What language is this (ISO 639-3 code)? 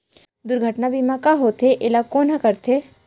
hne